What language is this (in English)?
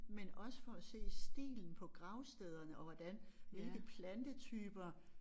Danish